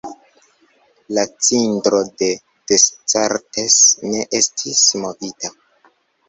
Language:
Esperanto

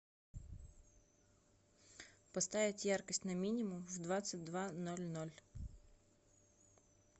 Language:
Russian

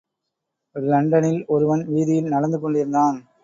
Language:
Tamil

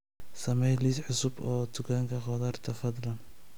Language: Somali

